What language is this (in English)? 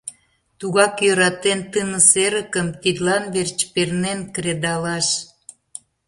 Mari